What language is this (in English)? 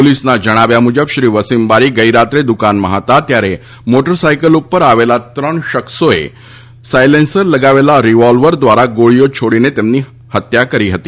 Gujarati